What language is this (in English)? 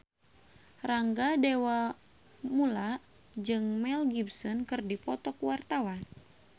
Sundanese